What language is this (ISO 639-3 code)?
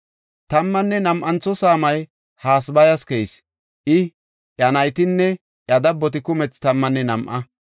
gof